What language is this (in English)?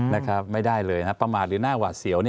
Thai